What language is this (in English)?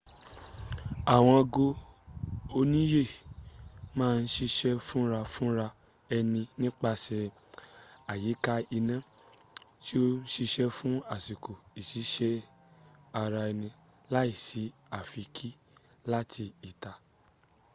Yoruba